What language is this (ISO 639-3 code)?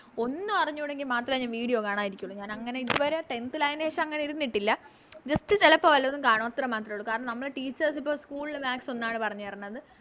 mal